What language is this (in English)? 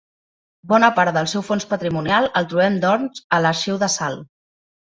Catalan